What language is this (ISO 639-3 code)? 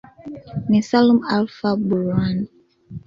swa